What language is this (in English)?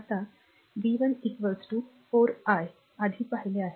Marathi